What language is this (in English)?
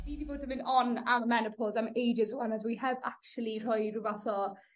Welsh